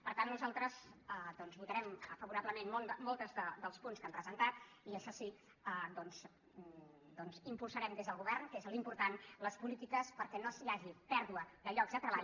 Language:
Catalan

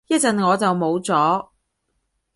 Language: Cantonese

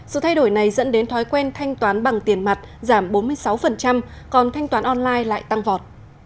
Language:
Vietnamese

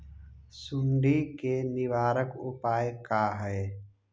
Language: Magahi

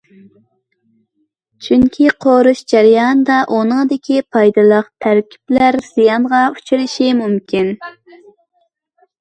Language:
Uyghur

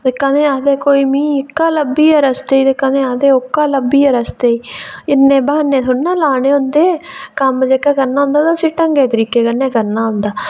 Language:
Dogri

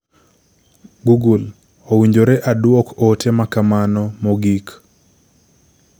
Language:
Luo (Kenya and Tanzania)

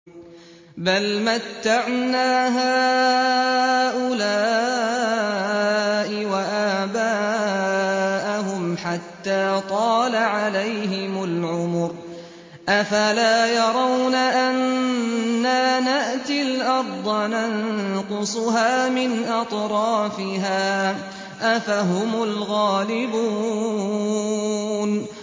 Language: Arabic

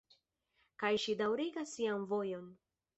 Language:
Esperanto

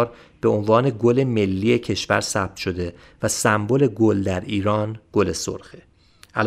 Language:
Persian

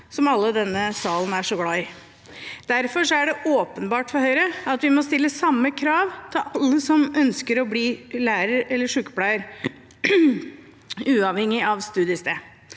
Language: Norwegian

